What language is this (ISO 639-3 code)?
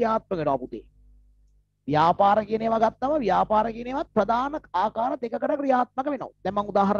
ind